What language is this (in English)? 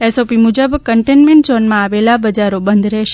Gujarati